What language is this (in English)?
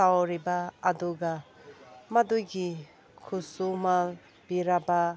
Manipuri